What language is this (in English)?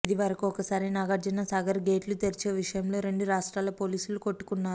Telugu